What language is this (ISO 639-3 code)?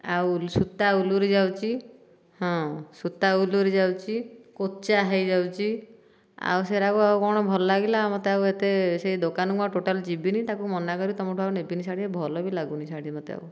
ori